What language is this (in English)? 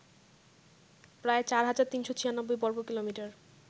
Bangla